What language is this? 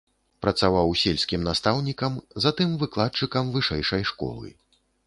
Belarusian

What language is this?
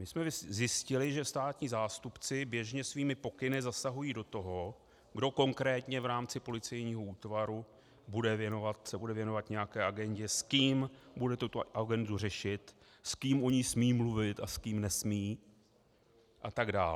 Czech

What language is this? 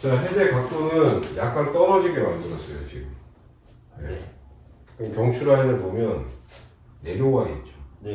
Korean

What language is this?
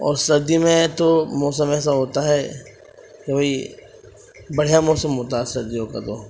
Urdu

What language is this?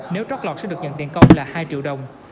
Vietnamese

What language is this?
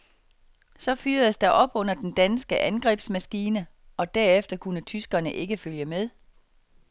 Danish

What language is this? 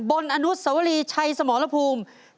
Thai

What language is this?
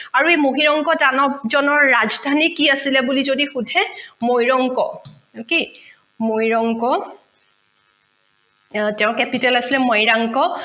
Assamese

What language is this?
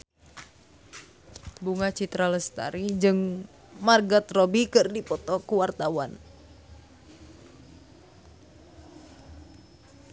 Sundanese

